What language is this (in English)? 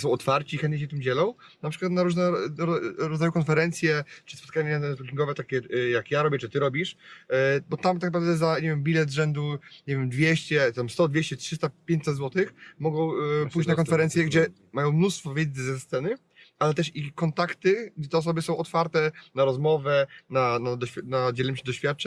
Polish